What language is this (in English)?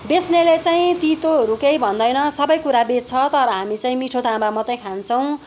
Nepali